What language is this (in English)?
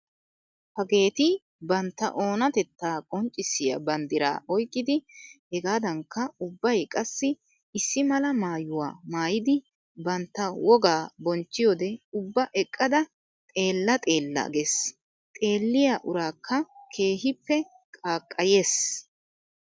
Wolaytta